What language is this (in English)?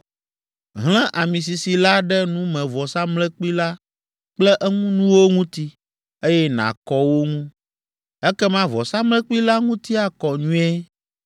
Ewe